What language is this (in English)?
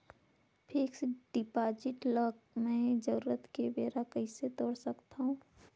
Chhattisgarhi